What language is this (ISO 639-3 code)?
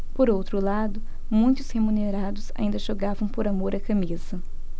por